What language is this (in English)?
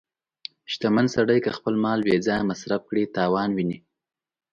Pashto